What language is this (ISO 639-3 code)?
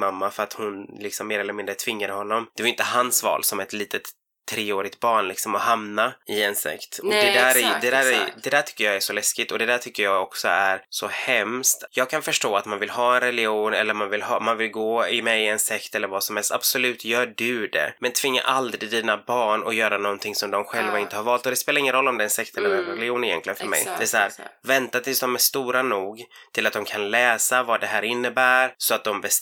swe